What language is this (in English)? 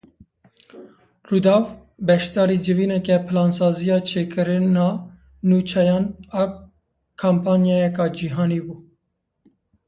Kurdish